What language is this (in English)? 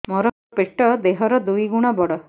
Odia